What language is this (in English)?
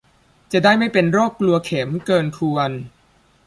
Thai